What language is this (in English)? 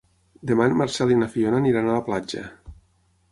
Catalan